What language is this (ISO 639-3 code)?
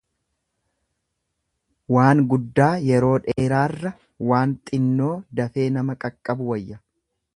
orm